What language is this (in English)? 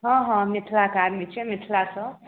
Maithili